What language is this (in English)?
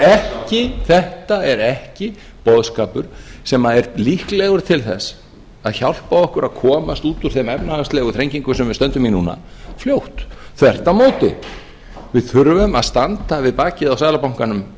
Icelandic